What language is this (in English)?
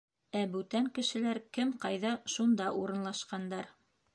Bashkir